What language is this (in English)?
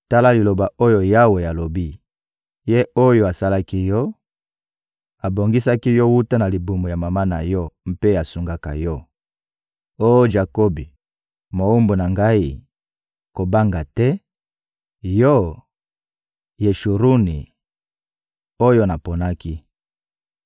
Lingala